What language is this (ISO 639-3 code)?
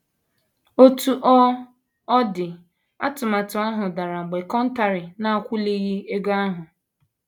ibo